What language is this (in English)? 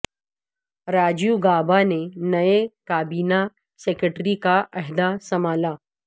Urdu